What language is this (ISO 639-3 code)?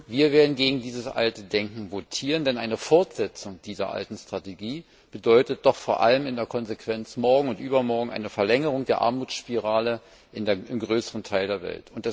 deu